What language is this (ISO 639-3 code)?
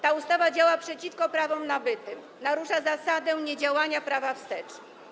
pol